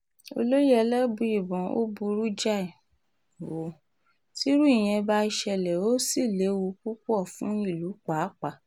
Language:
Yoruba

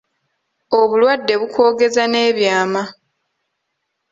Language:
Ganda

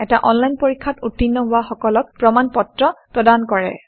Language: Assamese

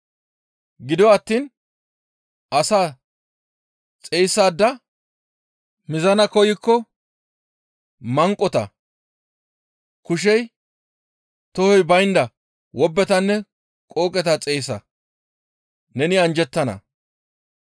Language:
Gamo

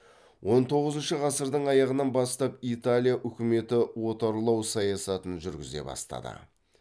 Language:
Kazakh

